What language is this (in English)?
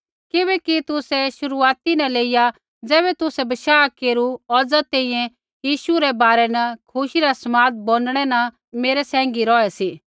Kullu Pahari